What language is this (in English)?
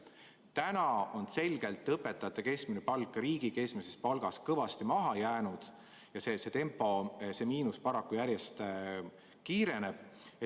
Estonian